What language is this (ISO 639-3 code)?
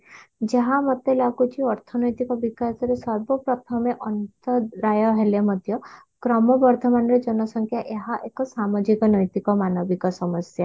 ori